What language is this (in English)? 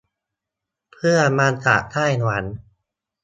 Thai